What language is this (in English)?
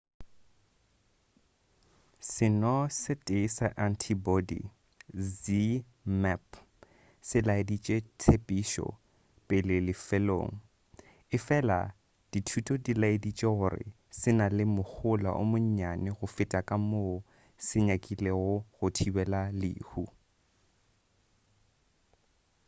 Northern Sotho